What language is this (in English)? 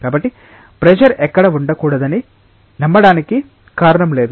Telugu